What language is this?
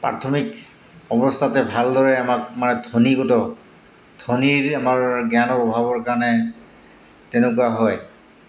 Assamese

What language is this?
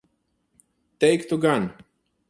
Latvian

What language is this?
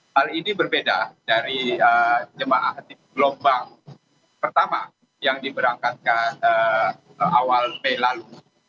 Indonesian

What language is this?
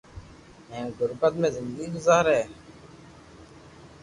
Loarki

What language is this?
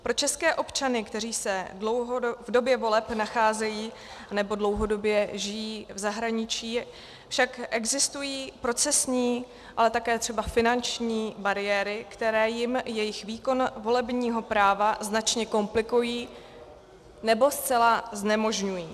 Czech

